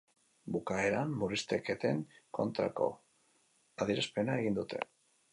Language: Basque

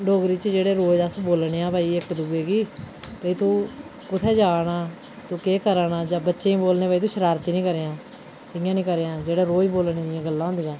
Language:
Dogri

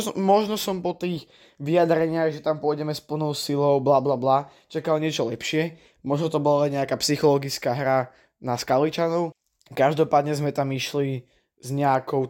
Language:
Slovak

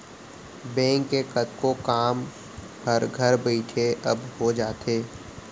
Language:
Chhattisgarhi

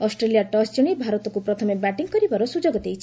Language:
Odia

